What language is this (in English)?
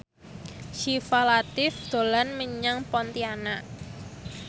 Javanese